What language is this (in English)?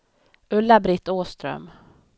Swedish